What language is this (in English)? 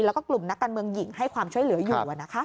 Thai